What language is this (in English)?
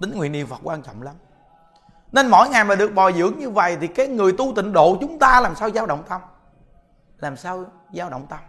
Vietnamese